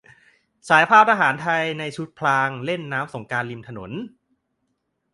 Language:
Thai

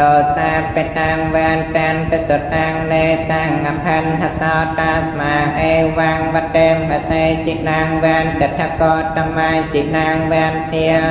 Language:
Thai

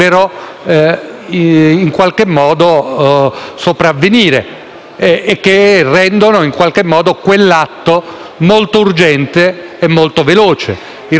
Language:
Italian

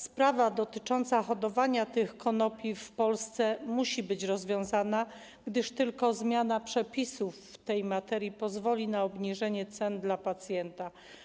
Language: Polish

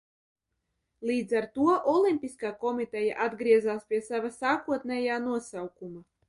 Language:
Latvian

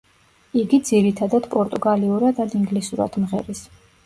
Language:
Georgian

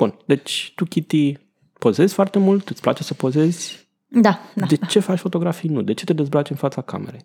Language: Romanian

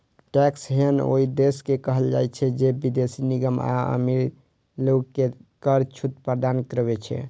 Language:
Maithili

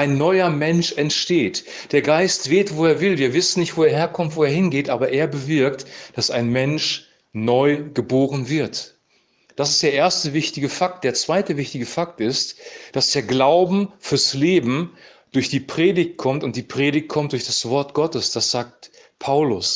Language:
German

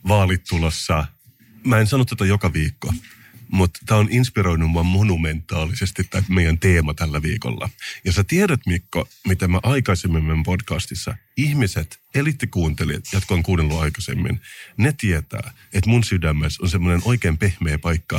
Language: Finnish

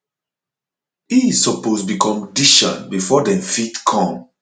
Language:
Nigerian Pidgin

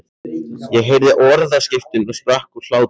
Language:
Icelandic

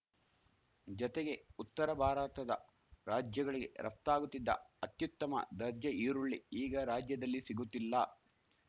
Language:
Kannada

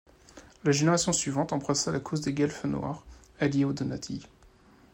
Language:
French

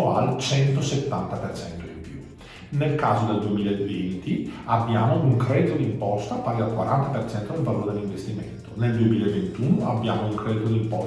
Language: Italian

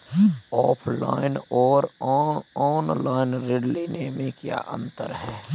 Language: Hindi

